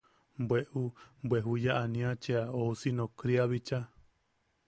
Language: Yaqui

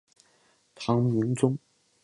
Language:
Chinese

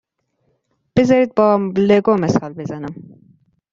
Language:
Persian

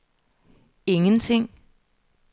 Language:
Danish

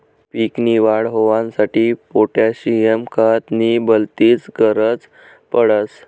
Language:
Marathi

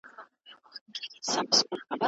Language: Pashto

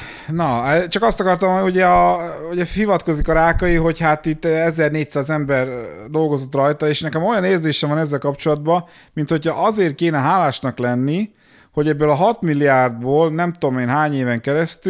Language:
Hungarian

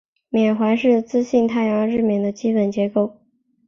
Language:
Chinese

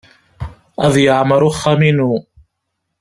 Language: Kabyle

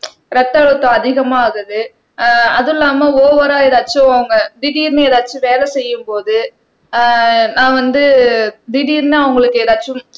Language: Tamil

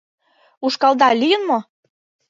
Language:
Mari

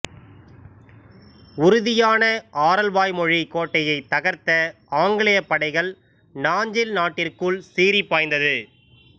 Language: Tamil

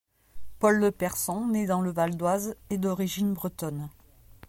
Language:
French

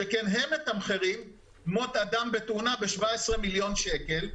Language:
Hebrew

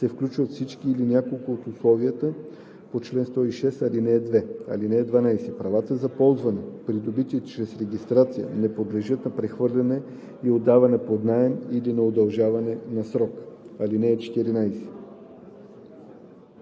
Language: Bulgarian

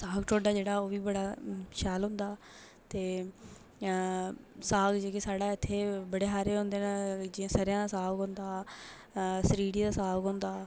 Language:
Dogri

